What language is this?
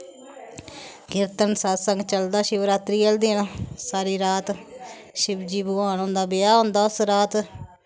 Dogri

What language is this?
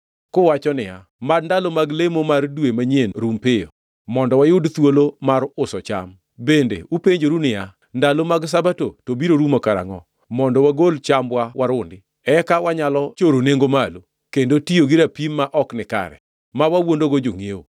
Luo (Kenya and Tanzania)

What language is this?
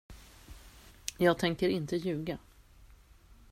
Swedish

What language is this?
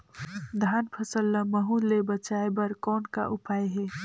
Chhattisgarhi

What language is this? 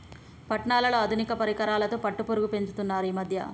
Telugu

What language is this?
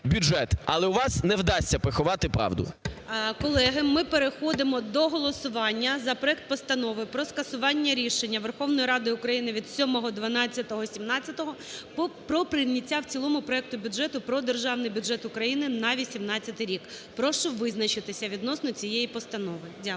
Ukrainian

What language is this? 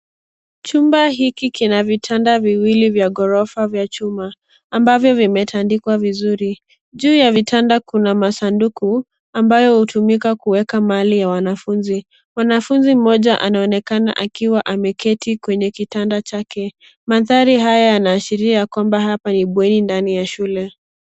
Swahili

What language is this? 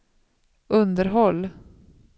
Swedish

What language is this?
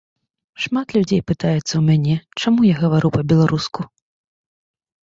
Belarusian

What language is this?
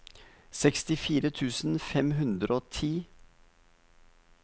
Norwegian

